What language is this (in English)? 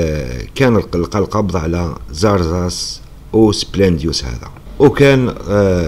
Arabic